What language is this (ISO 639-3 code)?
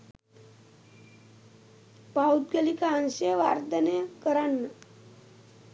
sin